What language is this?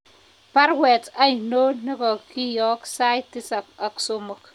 Kalenjin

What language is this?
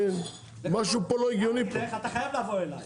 Hebrew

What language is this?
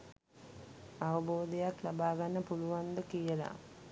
Sinhala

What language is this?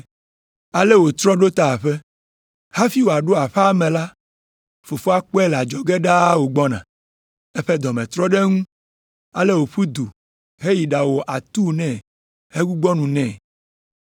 Ewe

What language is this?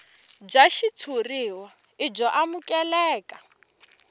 Tsonga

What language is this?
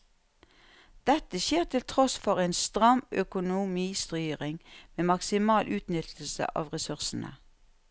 Norwegian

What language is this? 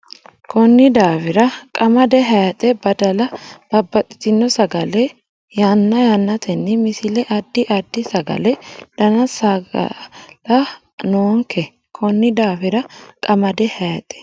Sidamo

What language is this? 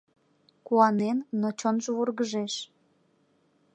Mari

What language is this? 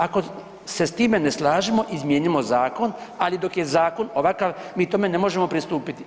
Croatian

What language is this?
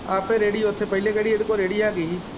Punjabi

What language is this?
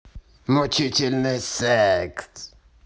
Russian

